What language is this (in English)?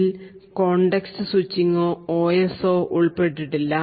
Malayalam